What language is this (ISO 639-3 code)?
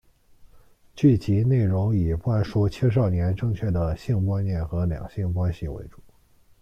zho